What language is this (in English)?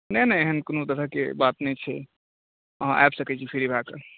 Maithili